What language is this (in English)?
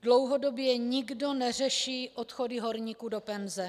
Czech